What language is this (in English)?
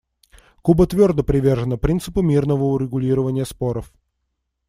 Russian